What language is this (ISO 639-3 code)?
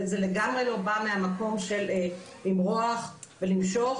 heb